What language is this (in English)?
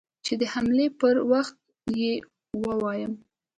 Pashto